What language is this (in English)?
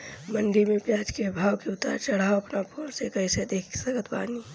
Bhojpuri